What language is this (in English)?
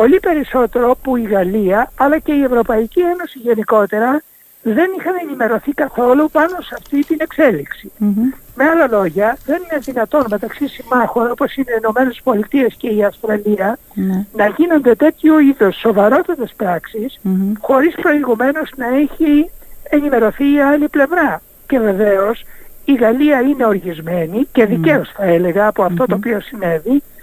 Greek